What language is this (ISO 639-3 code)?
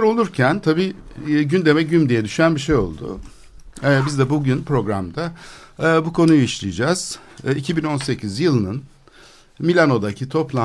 tur